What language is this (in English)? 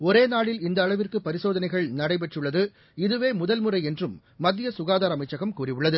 Tamil